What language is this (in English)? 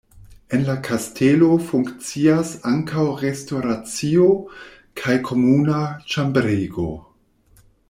Esperanto